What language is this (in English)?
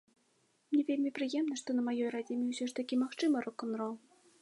Belarusian